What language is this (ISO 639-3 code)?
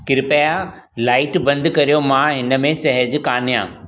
snd